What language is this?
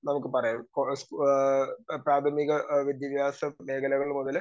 Malayalam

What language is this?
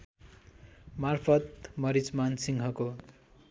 Nepali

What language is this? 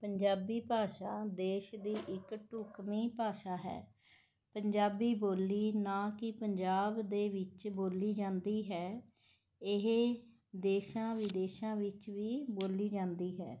Punjabi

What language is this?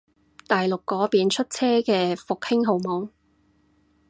Cantonese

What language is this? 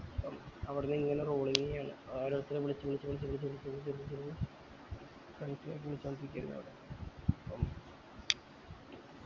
Malayalam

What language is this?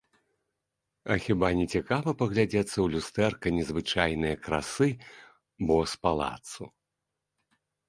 Belarusian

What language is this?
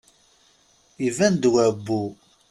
Kabyle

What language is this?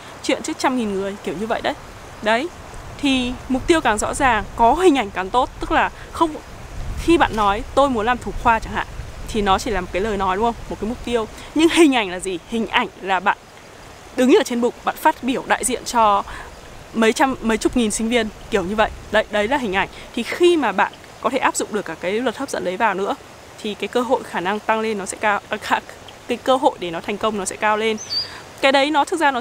Vietnamese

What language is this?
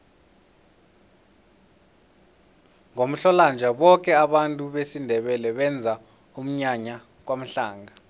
South Ndebele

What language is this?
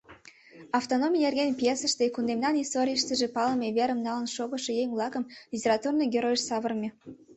Mari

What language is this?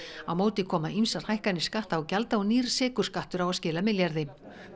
Icelandic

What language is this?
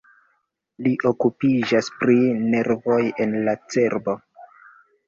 Esperanto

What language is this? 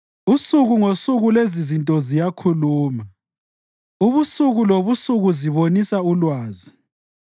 North Ndebele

